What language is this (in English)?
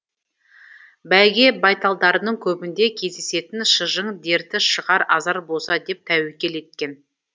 Kazakh